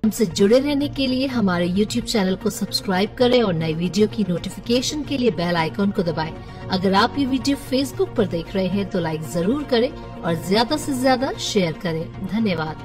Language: Hindi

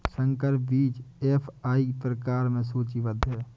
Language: Hindi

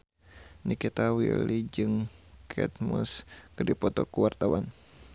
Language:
Sundanese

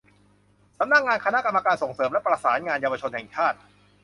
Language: Thai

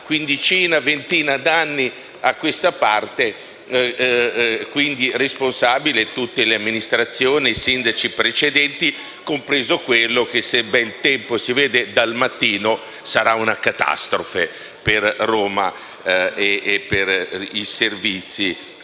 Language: Italian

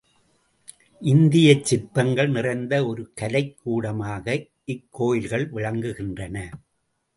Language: Tamil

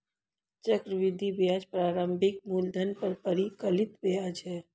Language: Hindi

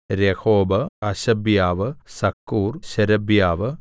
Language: Malayalam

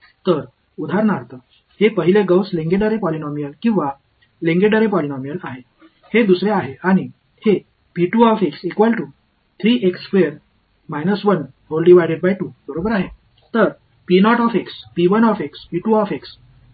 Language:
Marathi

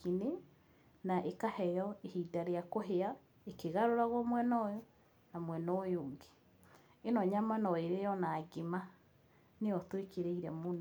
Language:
Kikuyu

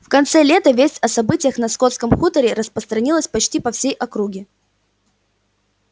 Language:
Russian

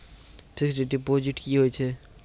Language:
Maithili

